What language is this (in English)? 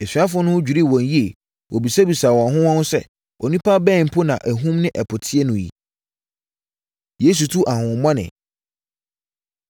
Akan